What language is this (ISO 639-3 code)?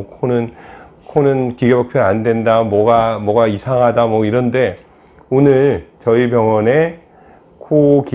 kor